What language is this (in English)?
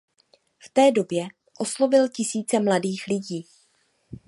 Czech